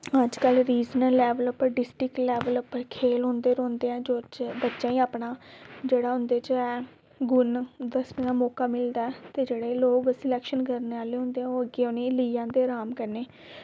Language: Dogri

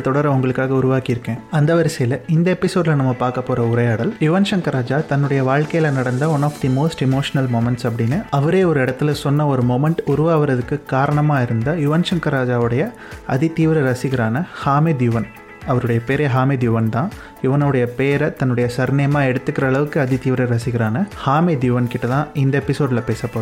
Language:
Tamil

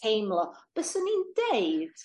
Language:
Welsh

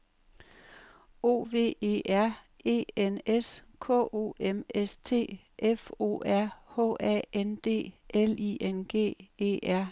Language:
Danish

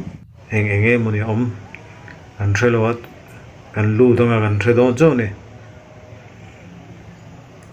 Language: Arabic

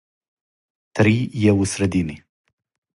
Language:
Serbian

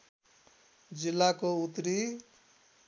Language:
Nepali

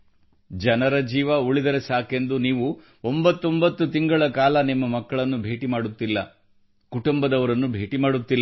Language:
Kannada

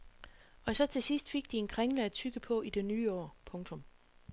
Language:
Danish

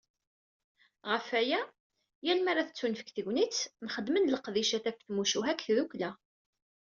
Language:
Kabyle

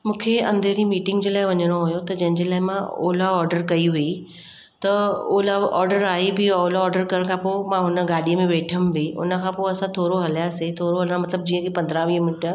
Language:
Sindhi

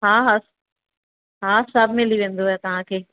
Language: Sindhi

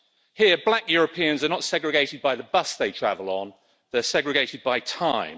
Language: English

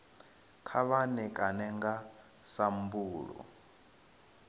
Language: Venda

